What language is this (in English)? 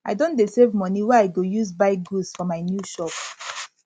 Nigerian Pidgin